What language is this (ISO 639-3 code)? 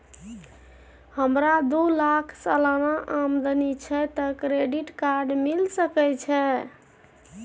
mai